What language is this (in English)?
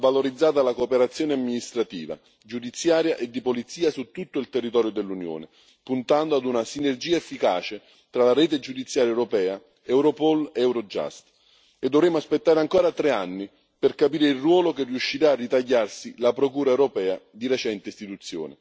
Italian